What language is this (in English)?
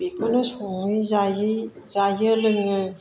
Bodo